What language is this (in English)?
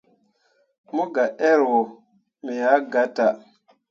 Mundang